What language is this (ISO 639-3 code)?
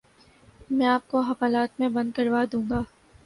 urd